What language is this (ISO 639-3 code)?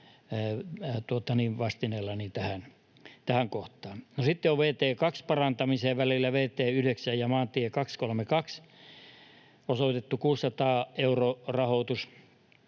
fin